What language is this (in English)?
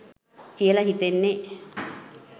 Sinhala